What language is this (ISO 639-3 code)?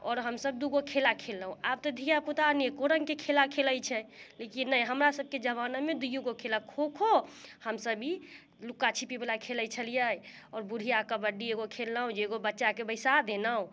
mai